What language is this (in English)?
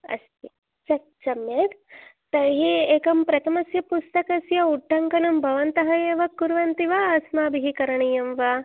Sanskrit